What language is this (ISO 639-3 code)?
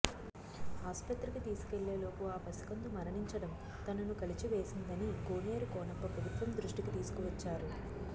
tel